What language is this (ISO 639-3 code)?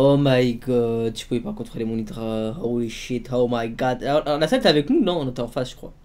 fra